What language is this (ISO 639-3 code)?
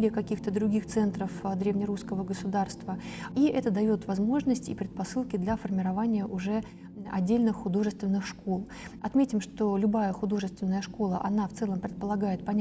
rus